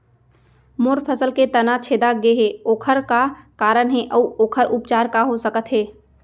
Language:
Chhattisgarhi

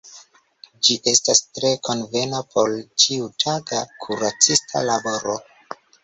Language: Esperanto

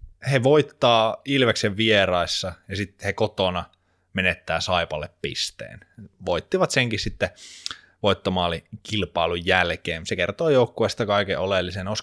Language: Finnish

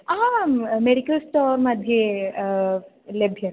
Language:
Sanskrit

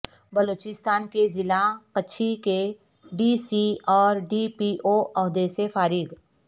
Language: Urdu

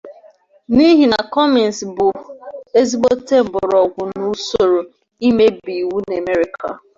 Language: Igbo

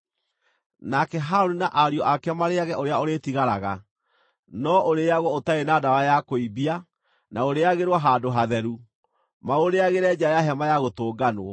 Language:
Kikuyu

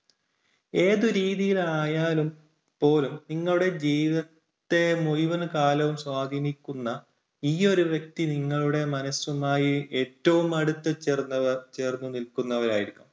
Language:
Malayalam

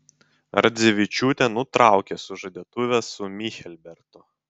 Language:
Lithuanian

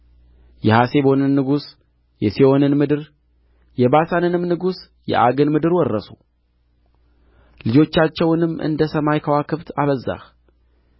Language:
Amharic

